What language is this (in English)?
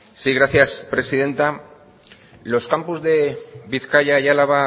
Spanish